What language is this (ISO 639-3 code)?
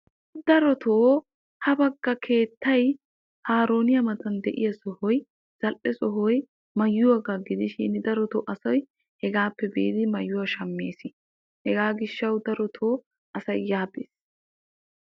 wal